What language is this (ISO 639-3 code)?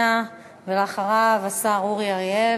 heb